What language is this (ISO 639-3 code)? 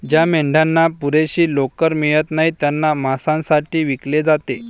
mar